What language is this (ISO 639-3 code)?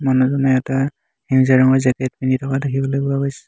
asm